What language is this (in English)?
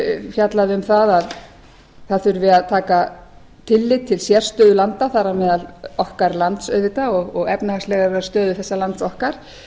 Icelandic